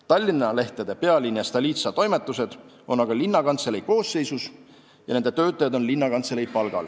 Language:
Estonian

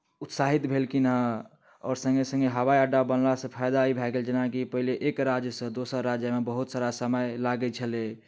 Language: Maithili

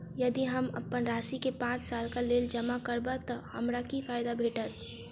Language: Maithili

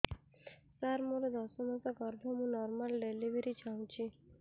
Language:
Odia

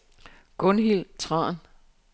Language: Danish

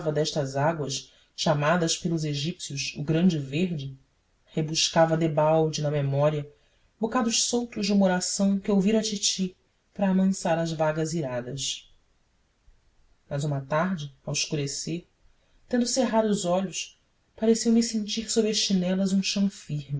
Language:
Portuguese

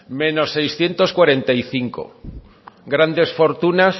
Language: Spanish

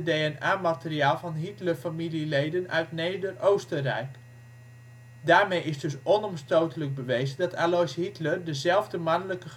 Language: Dutch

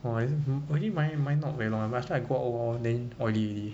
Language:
English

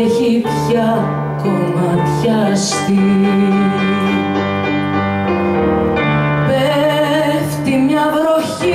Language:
Greek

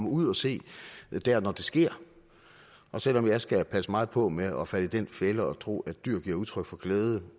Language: Danish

